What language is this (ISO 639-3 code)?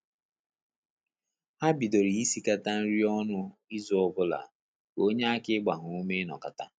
ibo